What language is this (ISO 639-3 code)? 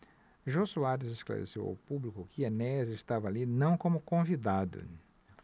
por